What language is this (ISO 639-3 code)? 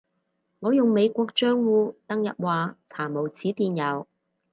yue